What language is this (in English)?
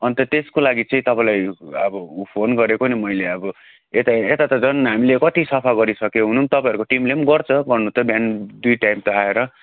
Nepali